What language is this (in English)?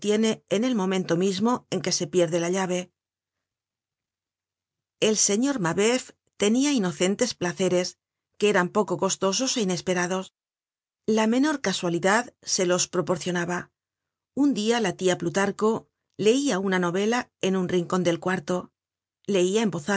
Spanish